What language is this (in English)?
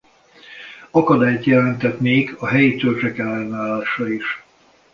Hungarian